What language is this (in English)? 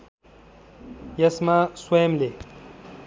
Nepali